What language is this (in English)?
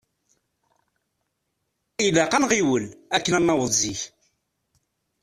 Kabyle